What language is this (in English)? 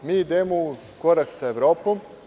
Serbian